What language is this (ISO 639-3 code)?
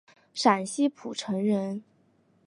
zho